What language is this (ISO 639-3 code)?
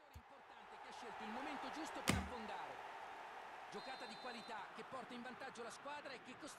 ita